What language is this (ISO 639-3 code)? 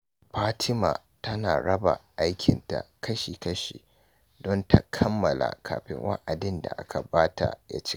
hau